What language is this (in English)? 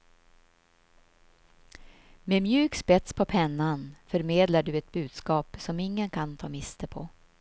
Swedish